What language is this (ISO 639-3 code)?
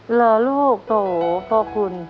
tha